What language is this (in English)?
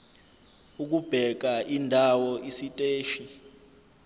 Zulu